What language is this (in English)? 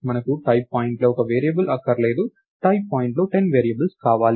Telugu